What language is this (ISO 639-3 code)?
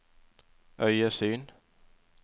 nor